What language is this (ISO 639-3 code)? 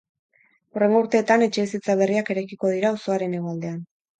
eus